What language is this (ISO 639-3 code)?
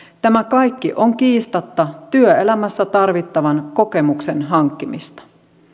fin